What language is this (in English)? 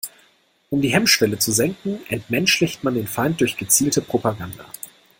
German